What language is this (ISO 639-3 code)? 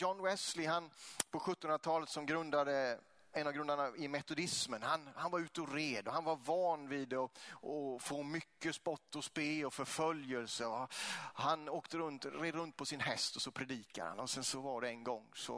swe